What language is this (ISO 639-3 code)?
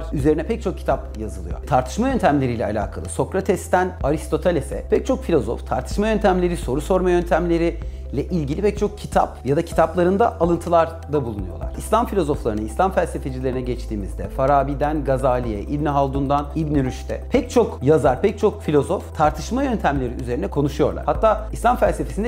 tur